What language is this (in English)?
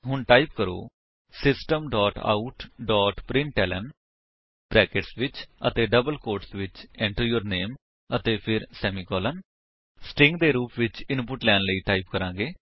Punjabi